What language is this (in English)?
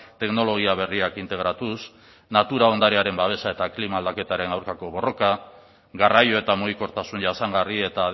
Basque